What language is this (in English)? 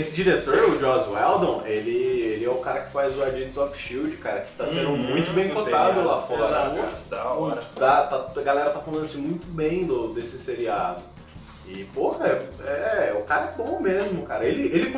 Portuguese